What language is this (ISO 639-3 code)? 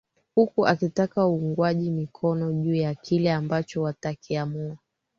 swa